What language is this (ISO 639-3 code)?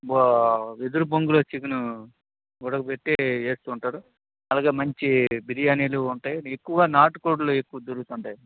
tel